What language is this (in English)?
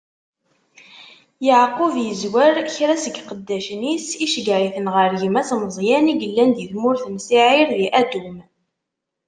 Kabyle